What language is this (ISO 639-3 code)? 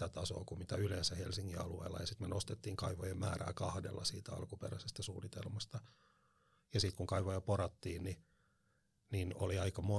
fin